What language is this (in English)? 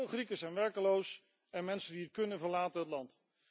Dutch